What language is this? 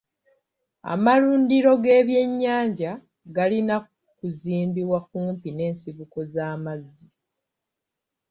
Ganda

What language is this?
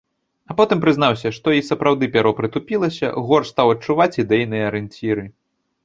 Belarusian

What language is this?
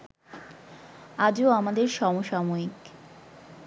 Bangla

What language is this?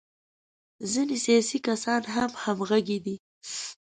Pashto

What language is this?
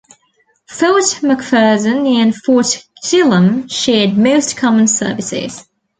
English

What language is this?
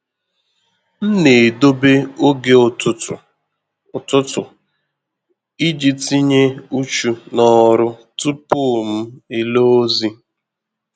Igbo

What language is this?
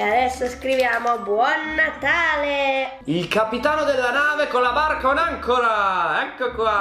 Italian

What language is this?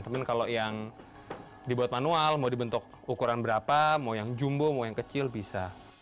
Indonesian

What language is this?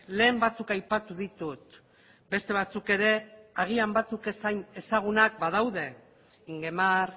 Basque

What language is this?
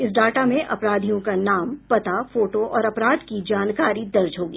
Hindi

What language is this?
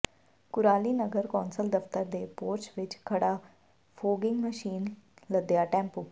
Punjabi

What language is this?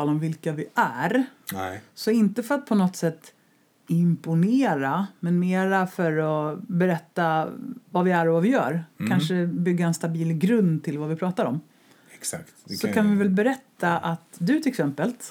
Swedish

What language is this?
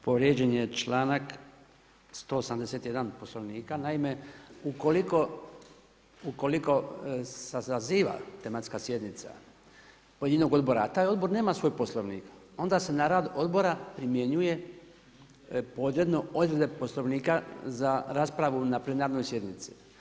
Croatian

